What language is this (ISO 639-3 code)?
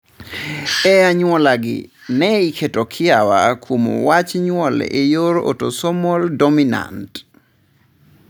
luo